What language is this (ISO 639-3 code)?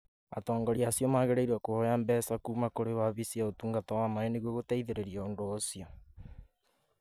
kik